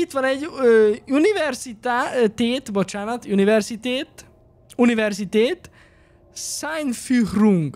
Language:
Hungarian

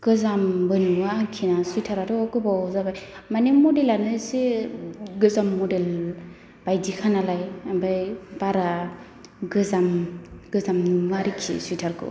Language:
Bodo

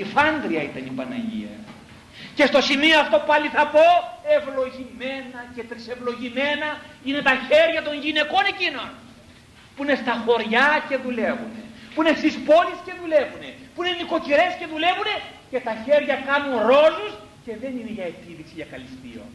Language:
Greek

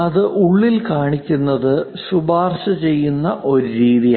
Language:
Malayalam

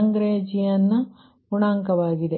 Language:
Kannada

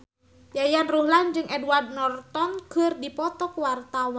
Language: Sundanese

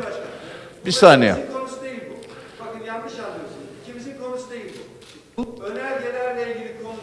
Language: Turkish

